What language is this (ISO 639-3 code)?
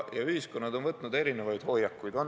est